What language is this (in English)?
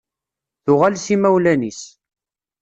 Kabyle